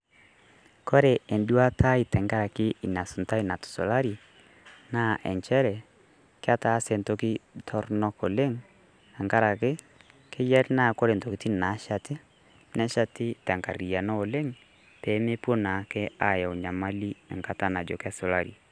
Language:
Masai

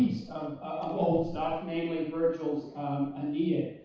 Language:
English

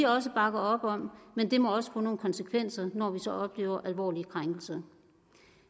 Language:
Danish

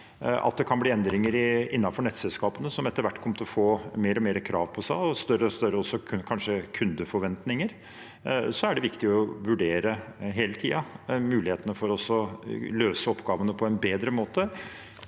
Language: Norwegian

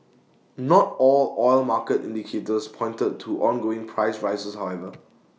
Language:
English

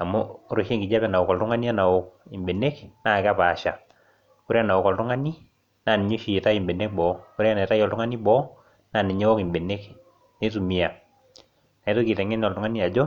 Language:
Masai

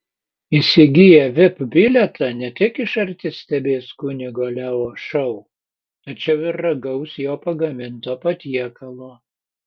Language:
Lithuanian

